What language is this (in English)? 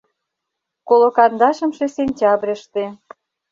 Mari